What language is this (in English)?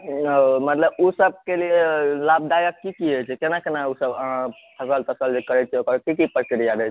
Maithili